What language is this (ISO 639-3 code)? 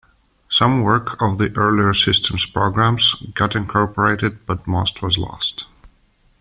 eng